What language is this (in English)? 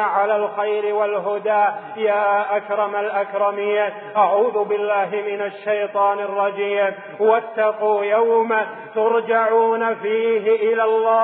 Arabic